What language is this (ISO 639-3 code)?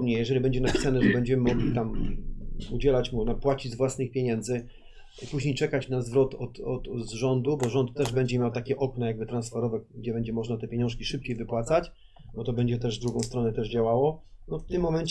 pol